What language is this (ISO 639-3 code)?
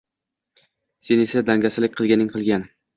uzb